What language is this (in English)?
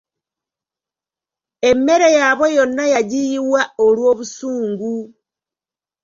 Ganda